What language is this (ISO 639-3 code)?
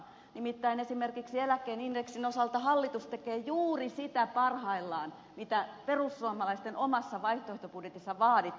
fin